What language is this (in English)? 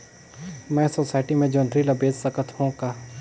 Chhattisgarhi